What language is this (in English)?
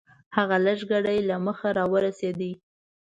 Pashto